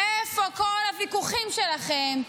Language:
Hebrew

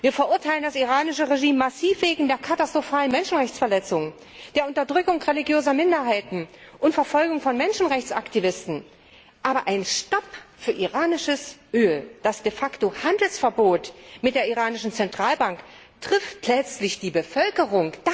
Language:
German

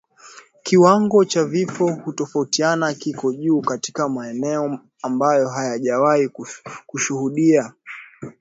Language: Swahili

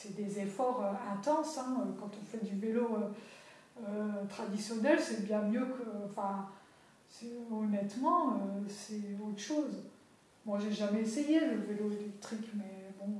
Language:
French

